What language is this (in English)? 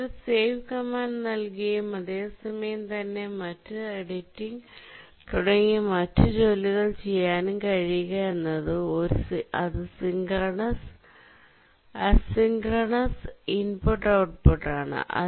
Malayalam